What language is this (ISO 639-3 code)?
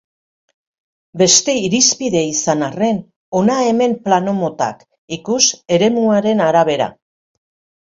eus